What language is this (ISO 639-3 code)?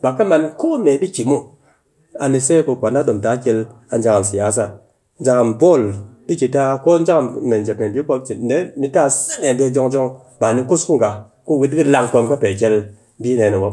cky